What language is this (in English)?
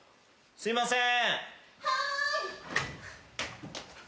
Japanese